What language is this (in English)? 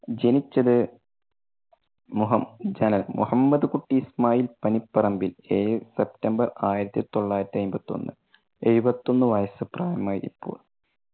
Malayalam